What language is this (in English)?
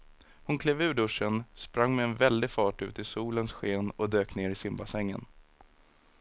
Swedish